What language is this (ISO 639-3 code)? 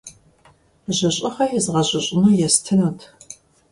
kbd